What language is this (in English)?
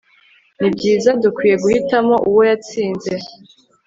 Kinyarwanda